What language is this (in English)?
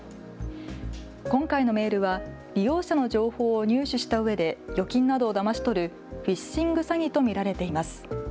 Japanese